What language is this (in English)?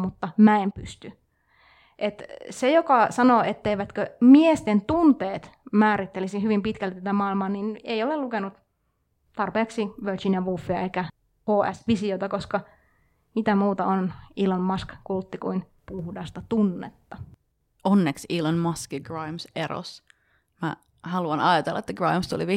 Finnish